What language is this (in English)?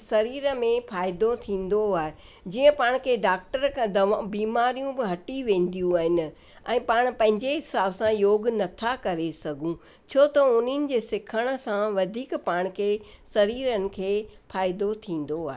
Sindhi